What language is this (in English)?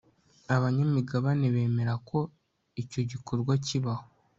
Kinyarwanda